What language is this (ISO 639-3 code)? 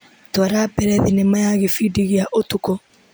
kik